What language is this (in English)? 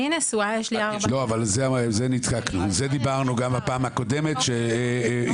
Hebrew